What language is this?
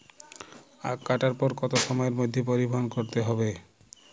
Bangla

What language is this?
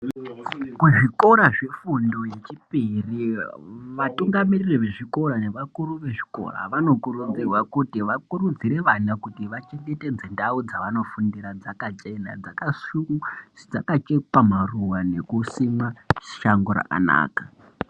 Ndau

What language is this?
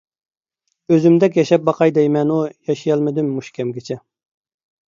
Uyghur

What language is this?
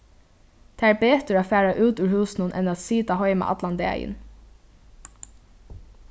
Faroese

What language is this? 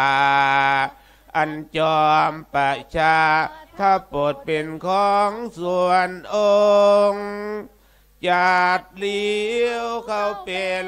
Thai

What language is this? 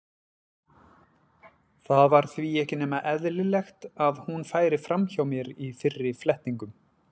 Icelandic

